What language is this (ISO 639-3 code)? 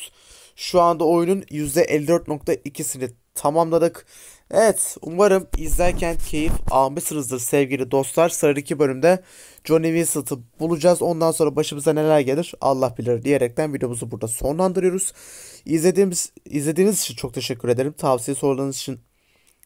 tur